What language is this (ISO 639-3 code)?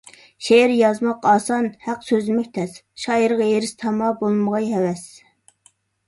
uig